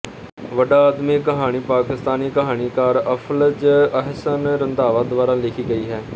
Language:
Punjabi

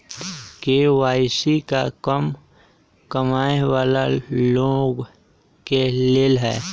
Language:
Magahi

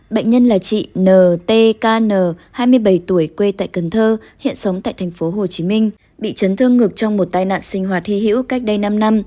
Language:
Vietnamese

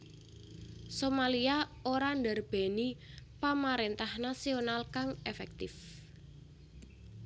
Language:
Javanese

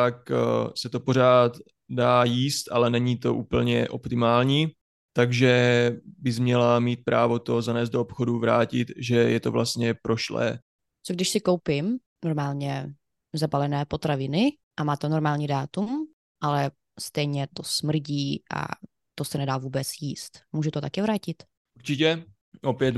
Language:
Czech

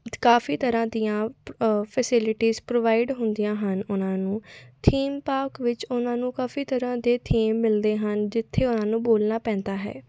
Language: Punjabi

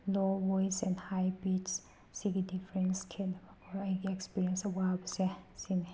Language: Manipuri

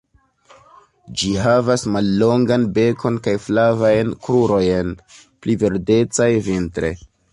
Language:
Esperanto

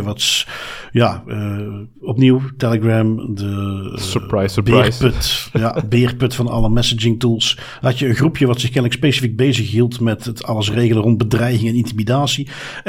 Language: Dutch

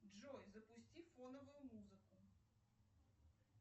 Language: Russian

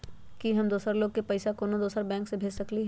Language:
Magahi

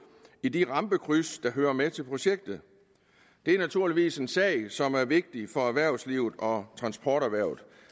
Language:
Danish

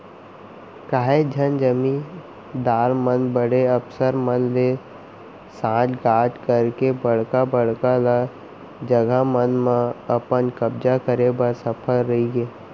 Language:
Chhattisgarhi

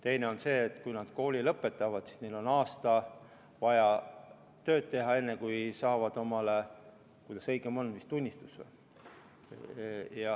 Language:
Estonian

